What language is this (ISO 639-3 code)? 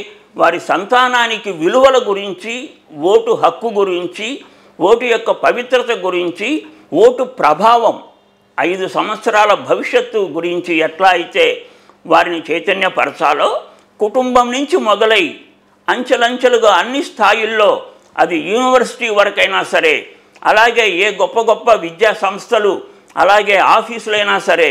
tel